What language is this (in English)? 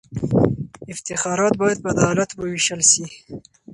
Pashto